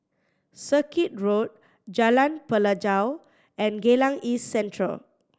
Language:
English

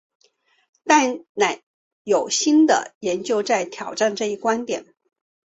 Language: Chinese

